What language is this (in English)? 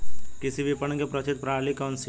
Hindi